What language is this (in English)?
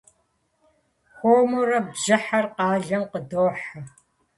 Kabardian